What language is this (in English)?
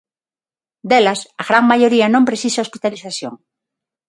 Galician